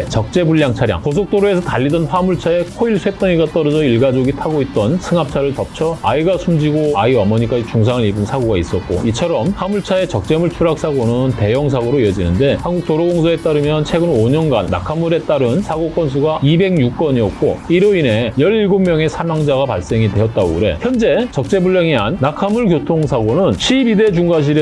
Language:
Korean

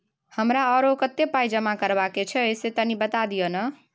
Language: Maithili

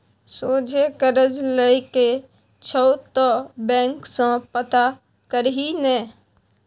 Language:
Maithili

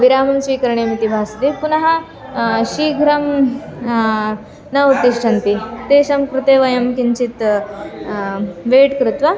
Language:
Sanskrit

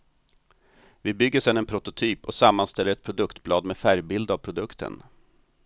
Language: Swedish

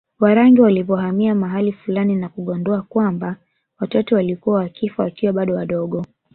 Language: Swahili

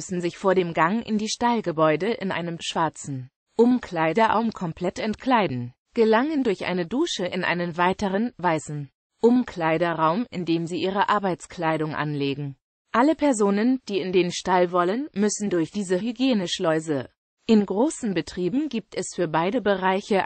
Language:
German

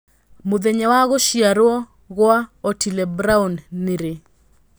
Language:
Kikuyu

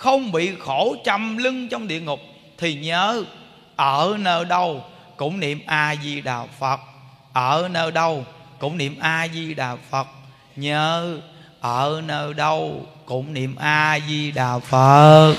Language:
Vietnamese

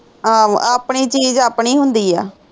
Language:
Punjabi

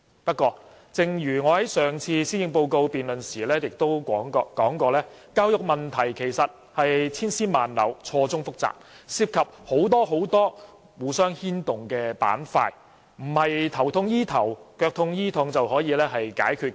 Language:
Cantonese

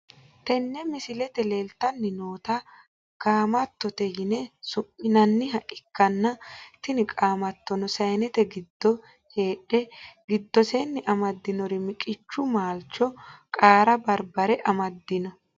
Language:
Sidamo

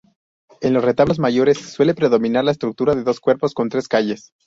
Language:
Spanish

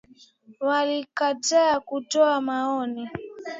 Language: Swahili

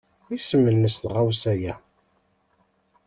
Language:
Kabyle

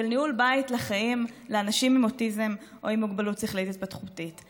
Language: Hebrew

